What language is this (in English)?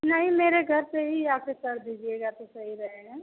Hindi